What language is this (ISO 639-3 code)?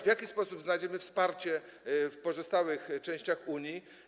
pol